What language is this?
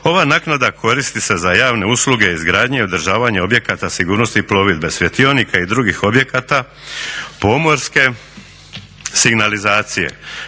Croatian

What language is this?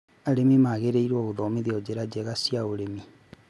Kikuyu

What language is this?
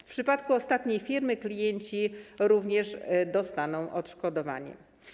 Polish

